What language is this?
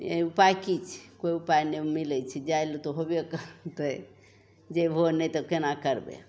Maithili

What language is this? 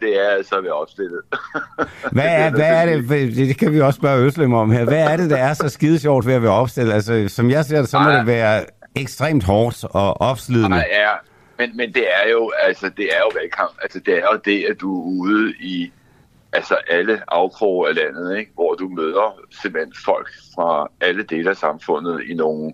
Danish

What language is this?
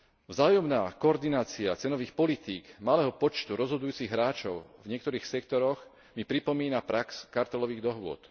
Slovak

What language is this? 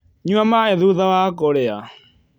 Kikuyu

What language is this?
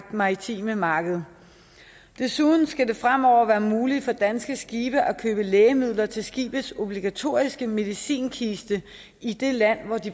Danish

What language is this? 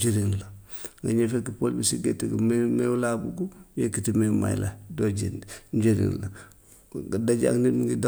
Gambian Wolof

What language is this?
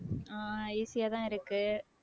Tamil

